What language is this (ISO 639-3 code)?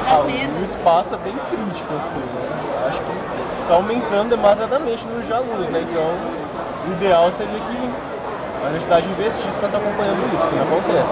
por